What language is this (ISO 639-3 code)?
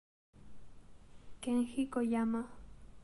spa